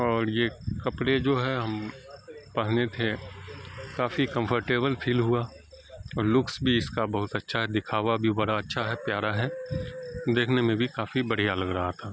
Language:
Urdu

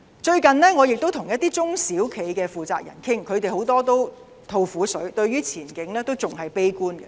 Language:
Cantonese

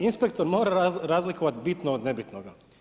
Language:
Croatian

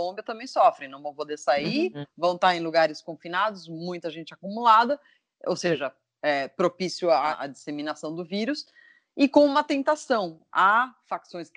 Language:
Portuguese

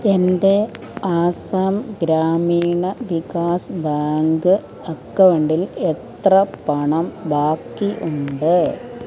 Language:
Malayalam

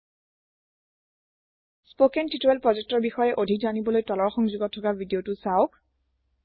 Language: Assamese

